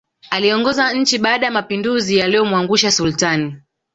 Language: Swahili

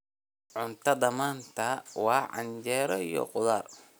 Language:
Somali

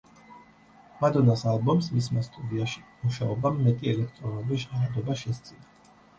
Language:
Georgian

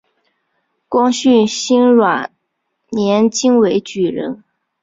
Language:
Chinese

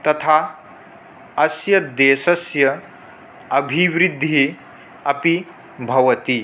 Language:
Sanskrit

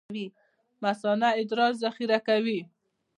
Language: Pashto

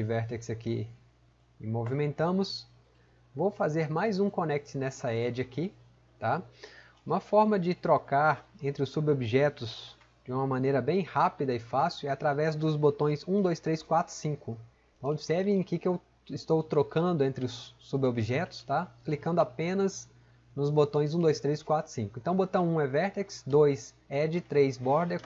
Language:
Portuguese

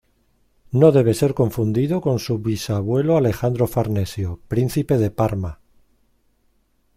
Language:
Spanish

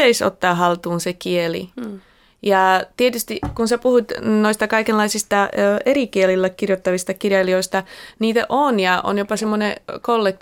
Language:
Finnish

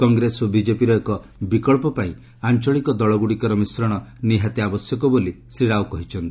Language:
Odia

